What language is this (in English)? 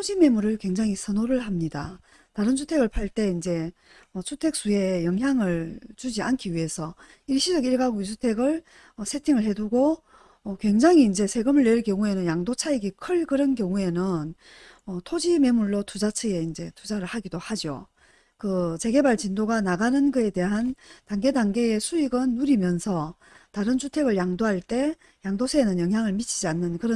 Korean